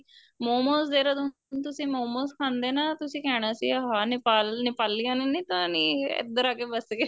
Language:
Punjabi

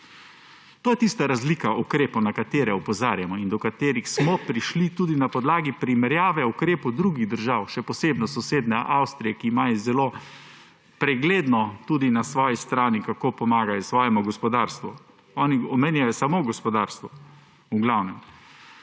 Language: Slovenian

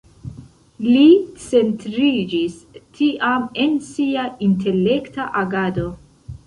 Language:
Esperanto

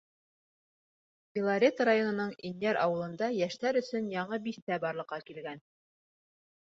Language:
Bashkir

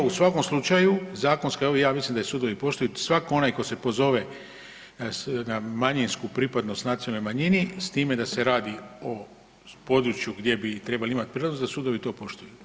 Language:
Croatian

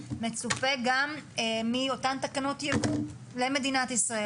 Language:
Hebrew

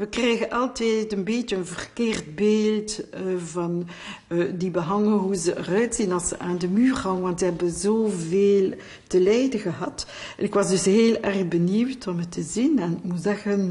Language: Dutch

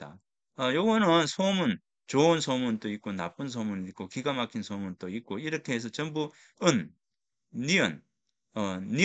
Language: Korean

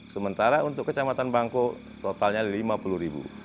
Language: Indonesian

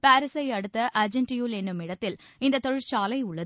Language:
Tamil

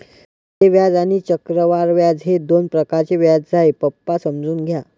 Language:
Marathi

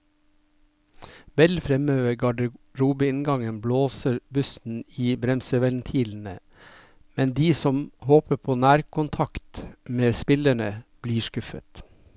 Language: Norwegian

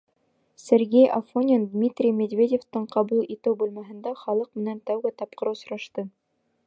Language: Bashkir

